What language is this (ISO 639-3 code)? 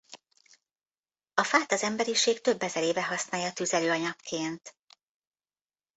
hun